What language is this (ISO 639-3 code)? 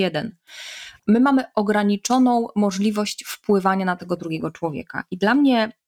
pol